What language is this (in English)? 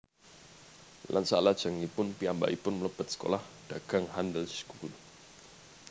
Javanese